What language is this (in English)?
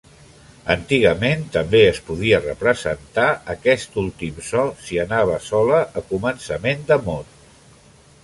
Catalan